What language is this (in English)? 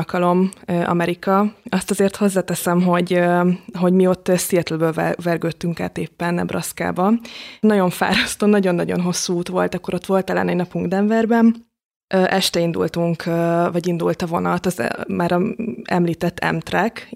Hungarian